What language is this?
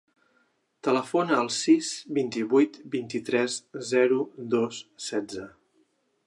Catalan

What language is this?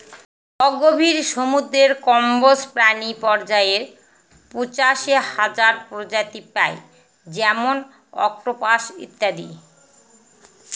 Bangla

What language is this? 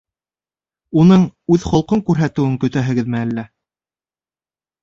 Bashkir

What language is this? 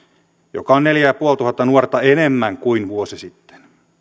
Finnish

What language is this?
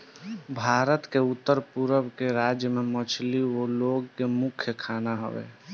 Bhojpuri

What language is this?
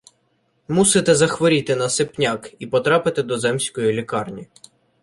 Ukrainian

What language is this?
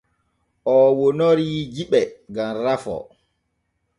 Borgu Fulfulde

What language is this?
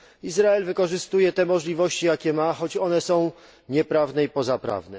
Polish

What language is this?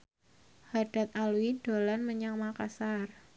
Javanese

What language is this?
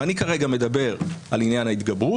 Hebrew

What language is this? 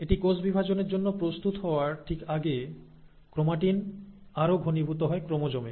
Bangla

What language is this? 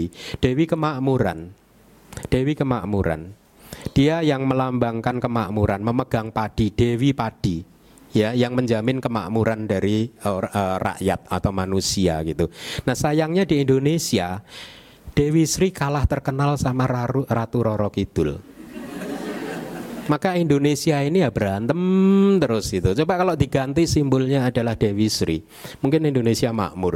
Indonesian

